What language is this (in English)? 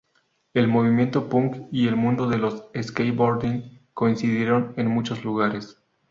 Spanish